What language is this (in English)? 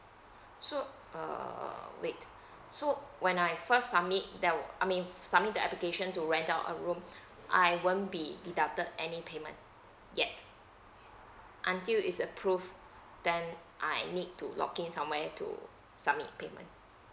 English